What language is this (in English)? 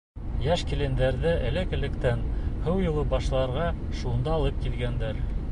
Bashkir